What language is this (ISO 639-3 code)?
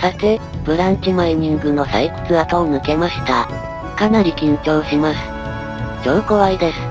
jpn